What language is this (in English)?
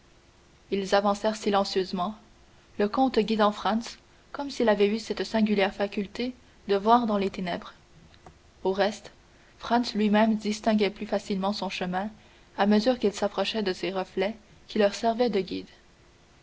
French